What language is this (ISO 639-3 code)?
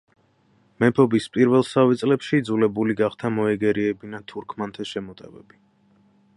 kat